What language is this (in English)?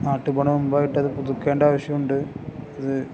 Malayalam